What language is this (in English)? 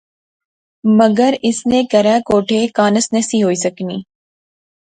Pahari-Potwari